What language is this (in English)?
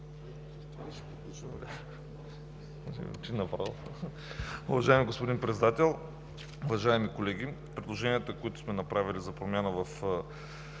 Bulgarian